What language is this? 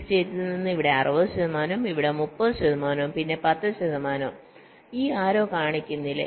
Malayalam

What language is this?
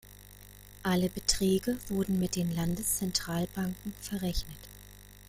German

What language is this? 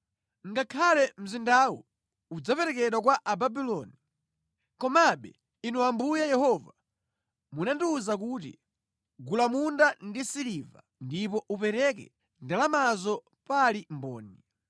Nyanja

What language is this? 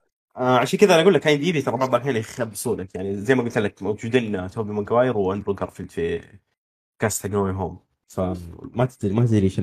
Arabic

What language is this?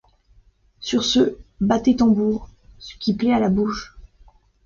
French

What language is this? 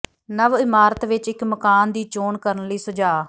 Punjabi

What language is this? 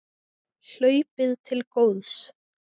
Icelandic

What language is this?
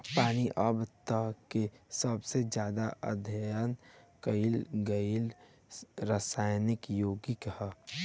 Bhojpuri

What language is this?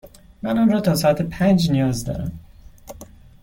Persian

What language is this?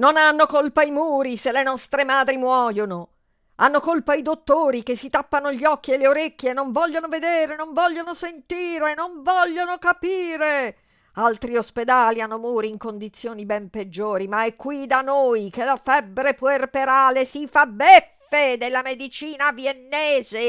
Italian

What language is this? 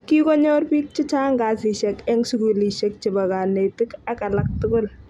Kalenjin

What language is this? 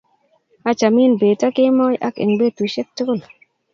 Kalenjin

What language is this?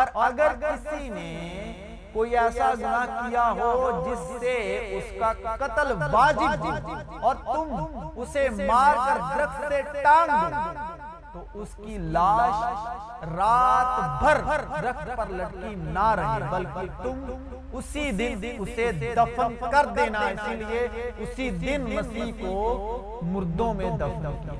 Urdu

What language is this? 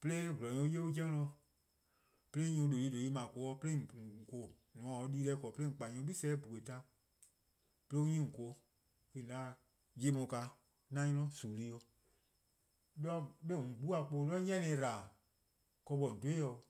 Eastern Krahn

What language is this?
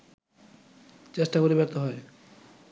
Bangla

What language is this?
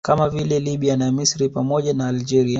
Swahili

